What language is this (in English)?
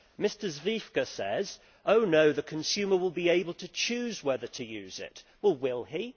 English